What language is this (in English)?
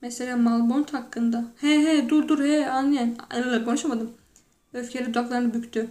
Turkish